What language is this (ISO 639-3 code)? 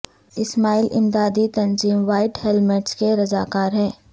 urd